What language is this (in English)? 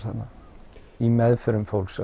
Icelandic